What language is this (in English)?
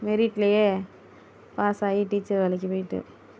Tamil